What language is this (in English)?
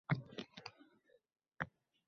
Uzbek